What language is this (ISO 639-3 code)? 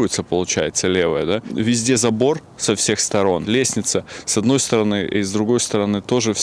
rus